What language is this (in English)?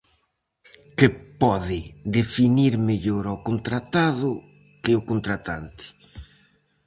Galician